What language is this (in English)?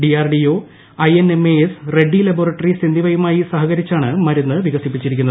Malayalam